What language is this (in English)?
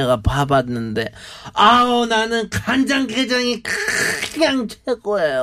Korean